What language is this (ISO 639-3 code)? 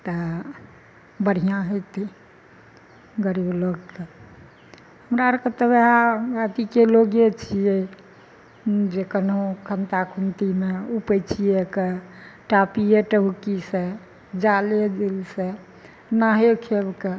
mai